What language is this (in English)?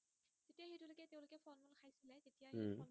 Assamese